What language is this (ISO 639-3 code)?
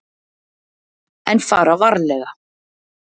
isl